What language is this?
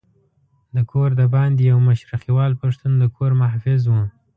Pashto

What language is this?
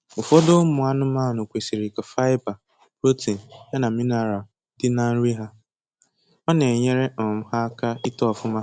Igbo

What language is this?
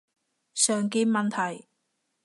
Cantonese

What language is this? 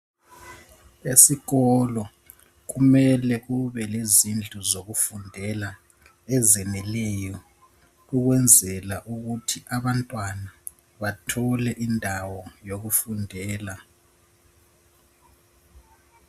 North Ndebele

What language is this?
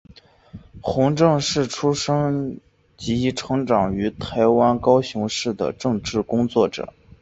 Chinese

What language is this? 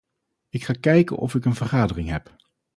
Dutch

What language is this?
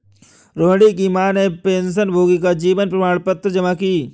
Hindi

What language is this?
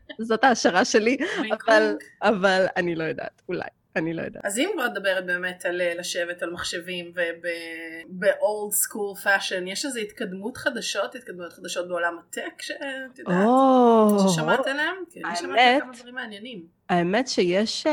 Hebrew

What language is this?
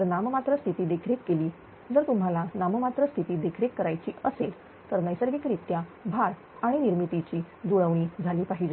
Marathi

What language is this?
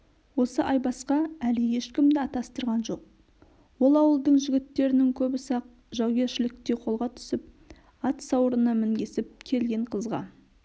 Kazakh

